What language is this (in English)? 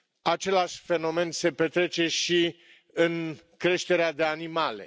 Romanian